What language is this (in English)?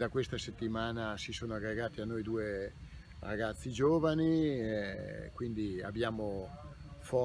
Italian